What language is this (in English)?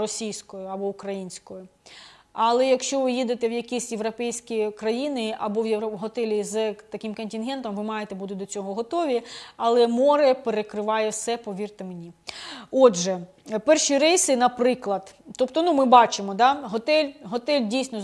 Ukrainian